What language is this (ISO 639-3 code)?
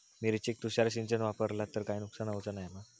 mar